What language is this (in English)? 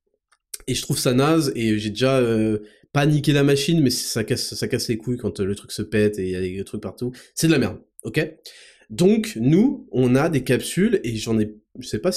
French